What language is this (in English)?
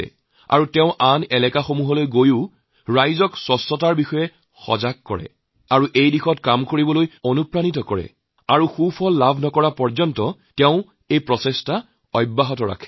Assamese